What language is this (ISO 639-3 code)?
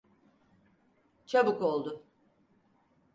tur